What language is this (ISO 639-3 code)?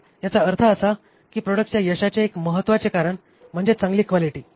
mar